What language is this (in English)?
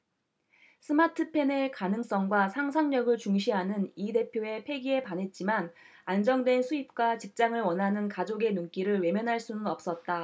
Korean